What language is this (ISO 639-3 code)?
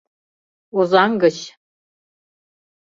chm